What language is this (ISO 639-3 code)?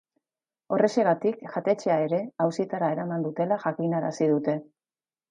eus